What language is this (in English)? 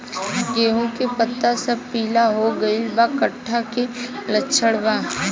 Bhojpuri